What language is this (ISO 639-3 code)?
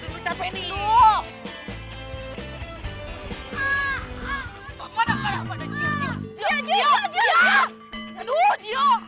ind